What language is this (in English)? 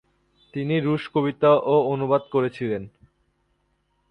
Bangla